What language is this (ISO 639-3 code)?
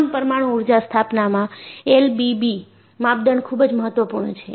guj